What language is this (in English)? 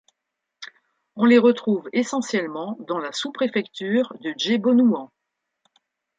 French